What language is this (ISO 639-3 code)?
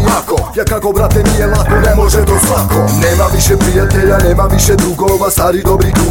hun